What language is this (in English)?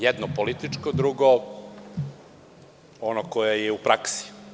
Serbian